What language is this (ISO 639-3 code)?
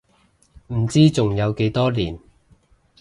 yue